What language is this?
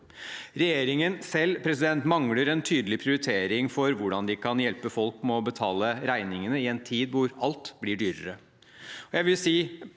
Norwegian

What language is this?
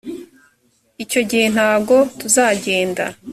Kinyarwanda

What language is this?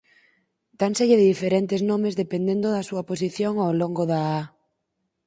Galician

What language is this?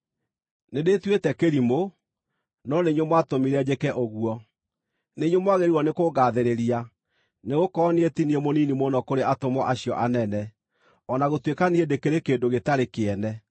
Kikuyu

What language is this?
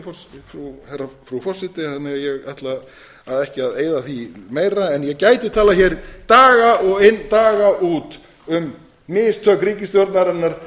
Icelandic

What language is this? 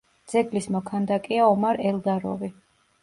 Georgian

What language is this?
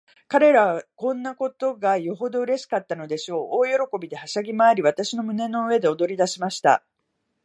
Japanese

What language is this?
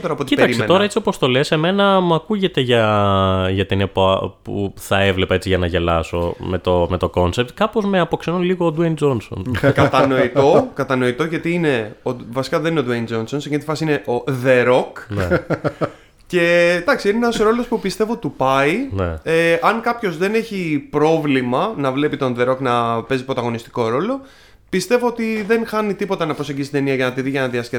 Greek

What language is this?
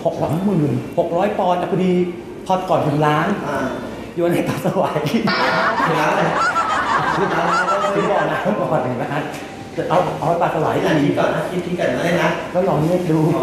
Thai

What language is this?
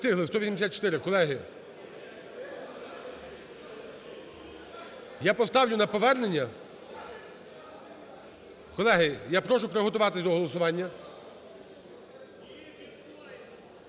Ukrainian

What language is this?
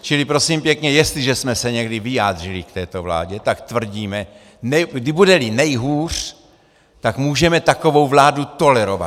Czech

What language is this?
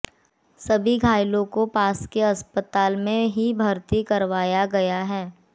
Hindi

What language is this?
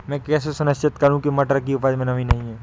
Hindi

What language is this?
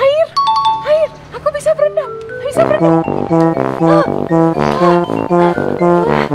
Indonesian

